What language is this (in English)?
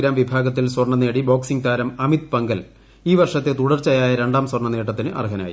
Malayalam